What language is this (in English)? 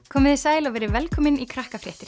Icelandic